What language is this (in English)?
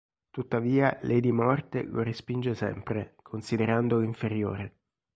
Italian